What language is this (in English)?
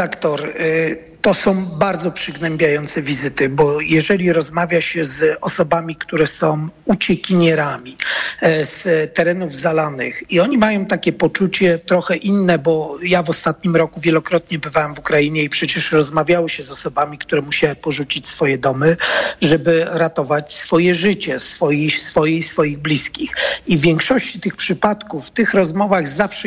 Polish